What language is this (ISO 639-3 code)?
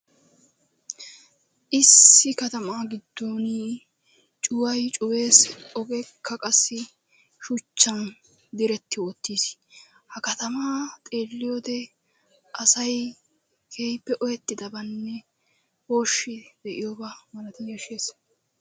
wal